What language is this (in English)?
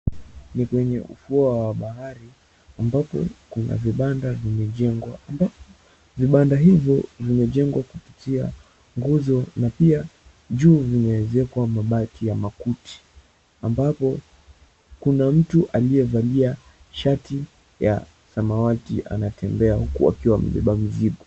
Swahili